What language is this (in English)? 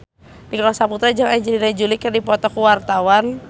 Sundanese